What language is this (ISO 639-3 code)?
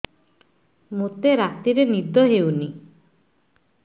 ori